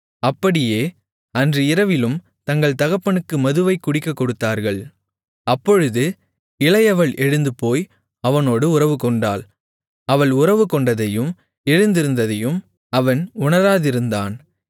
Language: Tamil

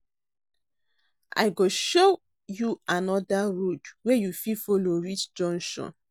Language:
Nigerian Pidgin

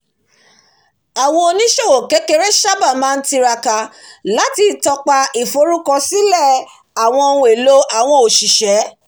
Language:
Yoruba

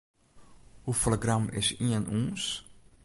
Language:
Western Frisian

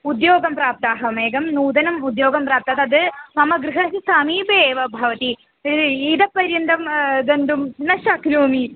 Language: Sanskrit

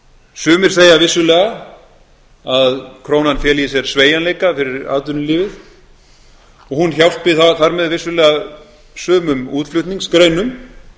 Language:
Icelandic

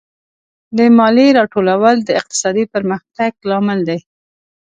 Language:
Pashto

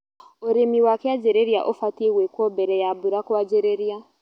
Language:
Kikuyu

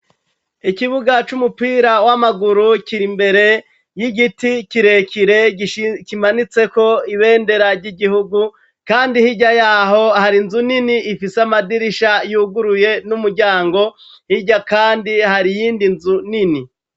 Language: Rundi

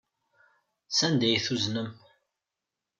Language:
Kabyle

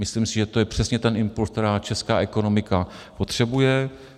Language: Czech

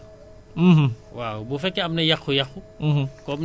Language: Wolof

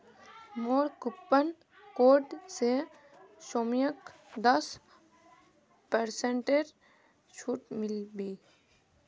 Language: Magahi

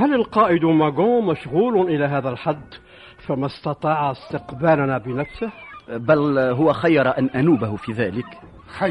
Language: Arabic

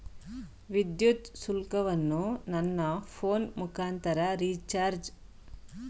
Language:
Kannada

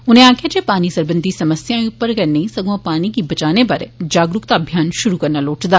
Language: Dogri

